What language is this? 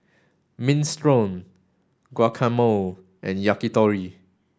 English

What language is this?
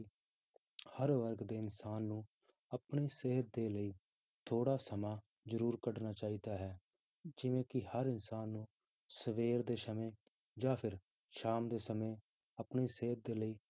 Punjabi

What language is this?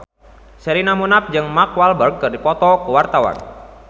Sundanese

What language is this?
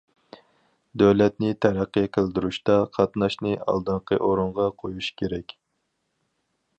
Uyghur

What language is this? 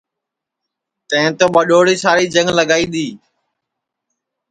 Sansi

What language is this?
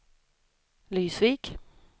Swedish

